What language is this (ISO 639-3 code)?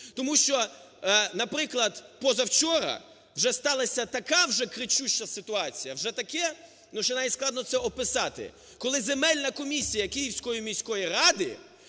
ukr